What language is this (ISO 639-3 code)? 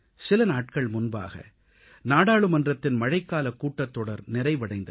tam